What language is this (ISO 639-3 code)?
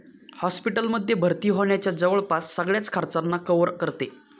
mar